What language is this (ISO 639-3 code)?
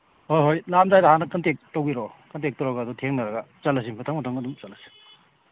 mni